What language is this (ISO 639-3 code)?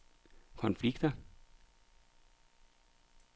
dan